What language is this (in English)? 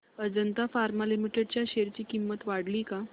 Marathi